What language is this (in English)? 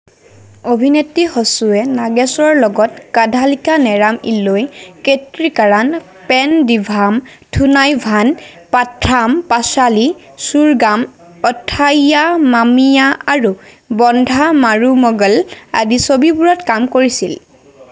Assamese